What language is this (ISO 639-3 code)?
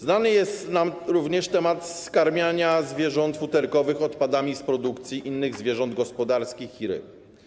pol